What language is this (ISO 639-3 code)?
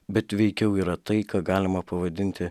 lit